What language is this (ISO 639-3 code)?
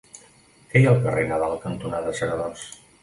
cat